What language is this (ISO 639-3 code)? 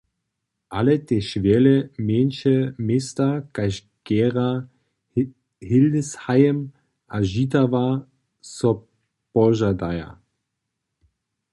hsb